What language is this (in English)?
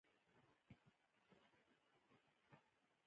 Pashto